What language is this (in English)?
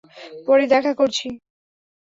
Bangla